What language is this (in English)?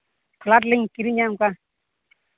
Santali